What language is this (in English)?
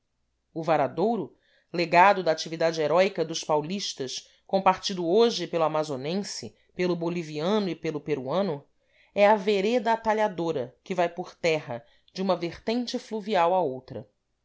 Portuguese